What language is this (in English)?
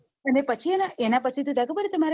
Gujarati